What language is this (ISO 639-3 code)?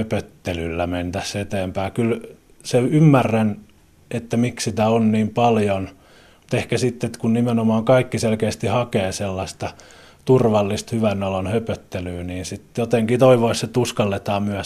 fin